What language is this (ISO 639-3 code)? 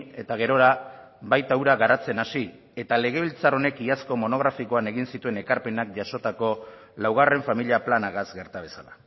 eus